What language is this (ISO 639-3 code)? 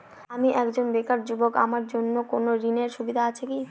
ben